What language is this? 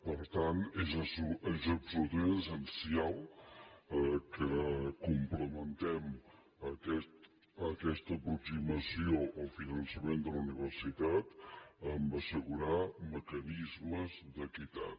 Catalan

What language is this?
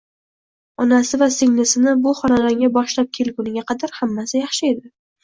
Uzbek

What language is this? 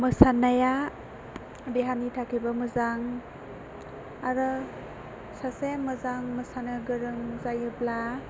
Bodo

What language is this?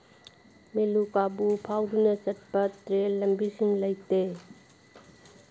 Manipuri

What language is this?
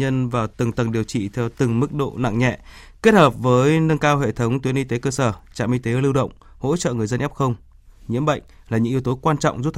Vietnamese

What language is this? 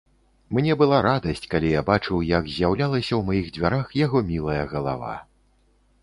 Belarusian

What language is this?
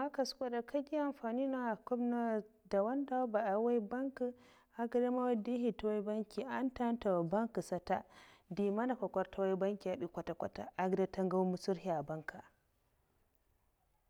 Mafa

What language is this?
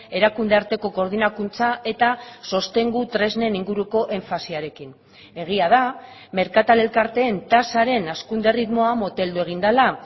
Basque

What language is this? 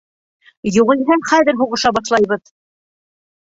Bashkir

